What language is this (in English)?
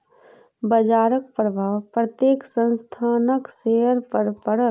Maithili